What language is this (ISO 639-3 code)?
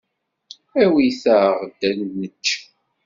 kab